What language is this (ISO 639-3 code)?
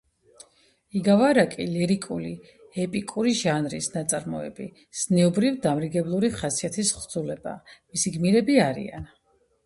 kat